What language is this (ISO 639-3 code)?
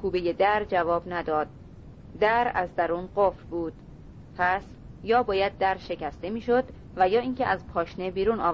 fas